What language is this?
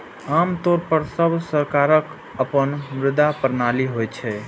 Maithili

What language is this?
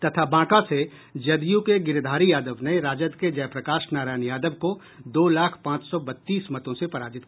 Hindi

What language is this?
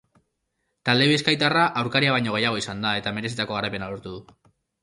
Basque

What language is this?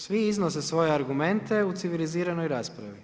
Croatian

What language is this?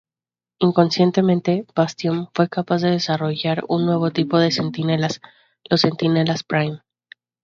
Spanish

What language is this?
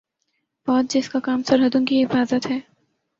Urdu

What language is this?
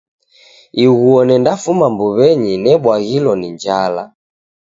Taita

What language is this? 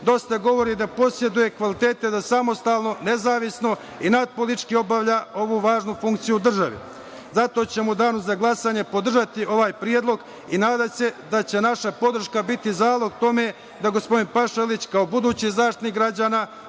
Serbian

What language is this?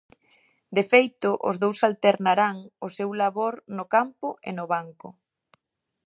Galician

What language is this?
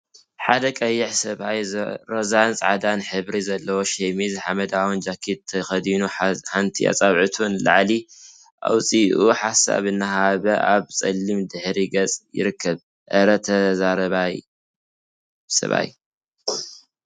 Tigrinya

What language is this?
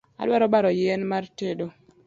Luo (Kenya and Tanzania)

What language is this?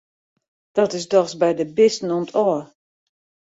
Western Frisian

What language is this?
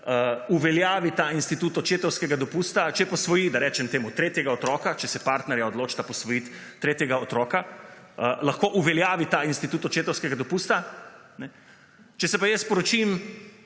Slovenian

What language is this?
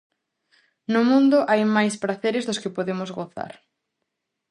Galician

